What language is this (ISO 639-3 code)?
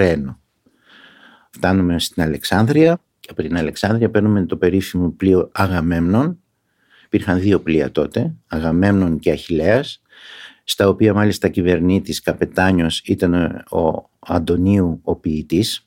ell